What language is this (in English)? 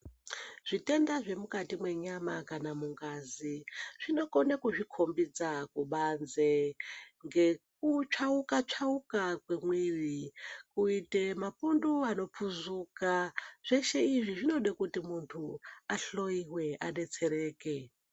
Ndau